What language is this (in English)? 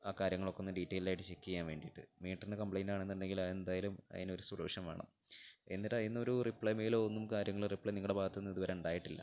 Malayalam